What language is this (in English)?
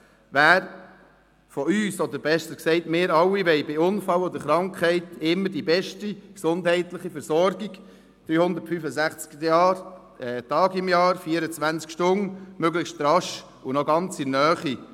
Swiss German